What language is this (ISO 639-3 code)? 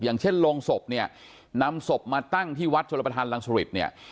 tha